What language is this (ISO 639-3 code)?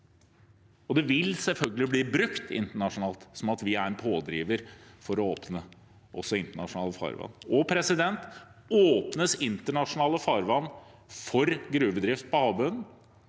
nor